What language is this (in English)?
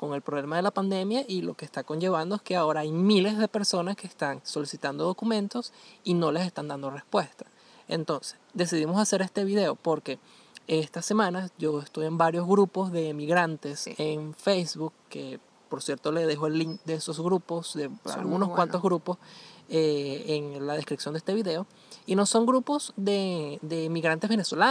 Spanish